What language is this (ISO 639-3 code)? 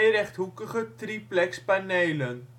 nld